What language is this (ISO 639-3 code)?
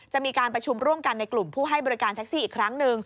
tha